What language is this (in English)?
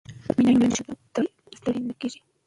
Pashto